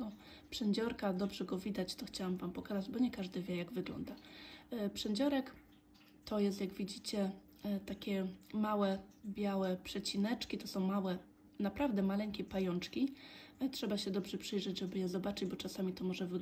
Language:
Polish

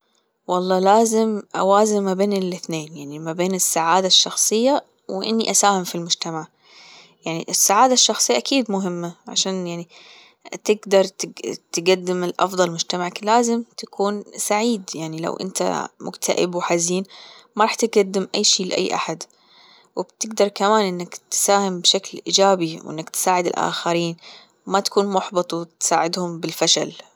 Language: Gulf Arabic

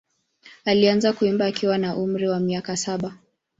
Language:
Swahili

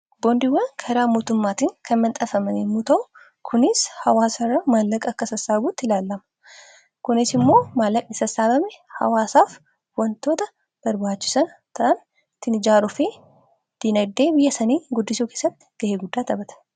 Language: Oromo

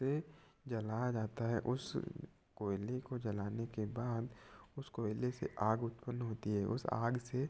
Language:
Hindi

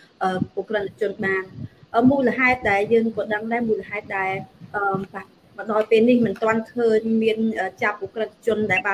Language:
Thai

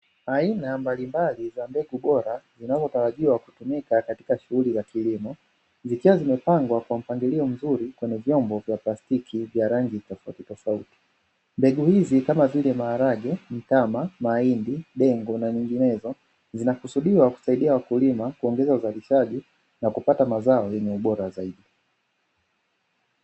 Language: Swahili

